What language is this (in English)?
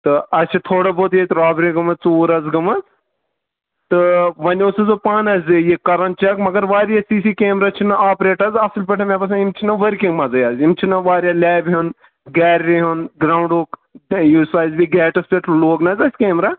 Kashmiri